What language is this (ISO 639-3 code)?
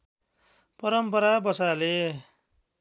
nep